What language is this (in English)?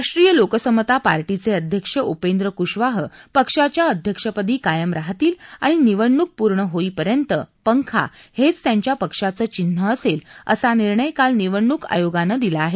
Marathi